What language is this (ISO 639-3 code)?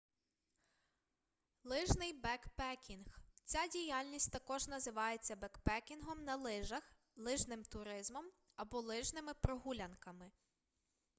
ukr